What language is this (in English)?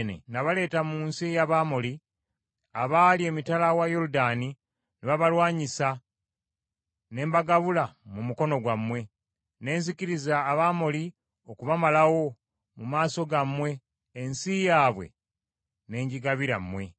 Ganda